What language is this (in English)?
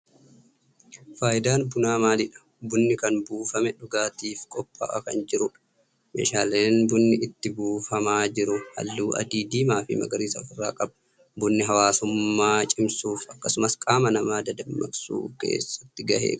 Oromo